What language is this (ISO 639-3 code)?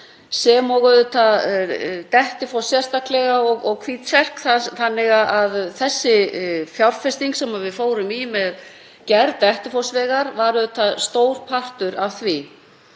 isl